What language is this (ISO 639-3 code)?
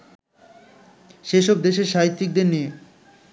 ben